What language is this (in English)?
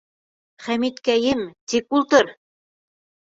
Bashkir